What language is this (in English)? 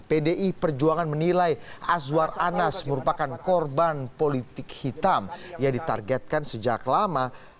Indonesian